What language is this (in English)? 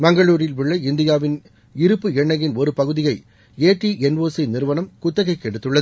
Tamil